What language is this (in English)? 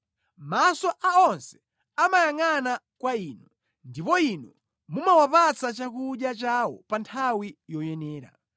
Nyanja